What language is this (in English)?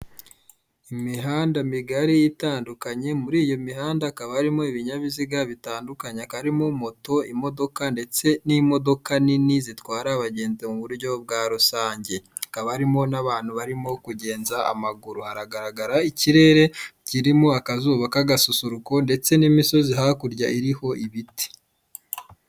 Kinyarwanda